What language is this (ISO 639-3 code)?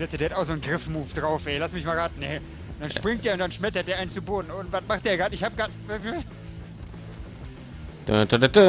deu